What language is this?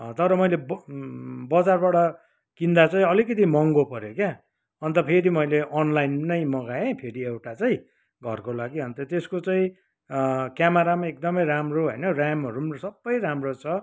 Nepali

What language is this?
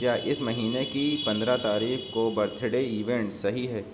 Urdu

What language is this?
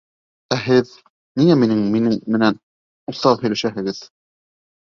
Bashkir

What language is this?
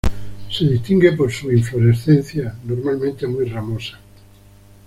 Spanish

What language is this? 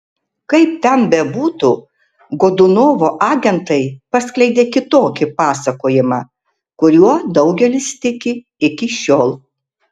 Lithuanian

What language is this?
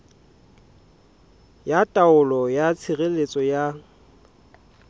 Southern Sotho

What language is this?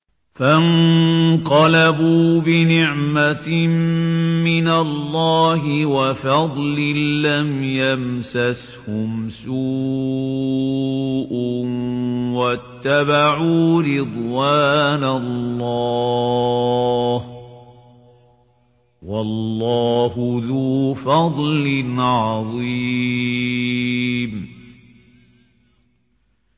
Arabic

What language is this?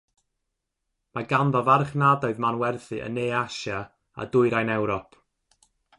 Welsh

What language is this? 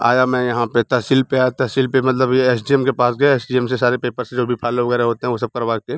Hindi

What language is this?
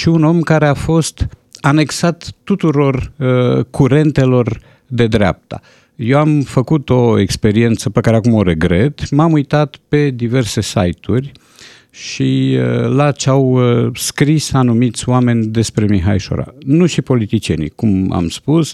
Romanian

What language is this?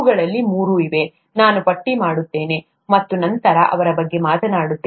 Kannada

